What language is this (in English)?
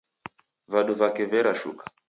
Taita